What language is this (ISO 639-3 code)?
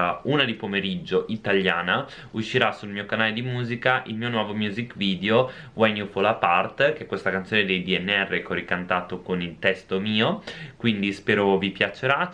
ita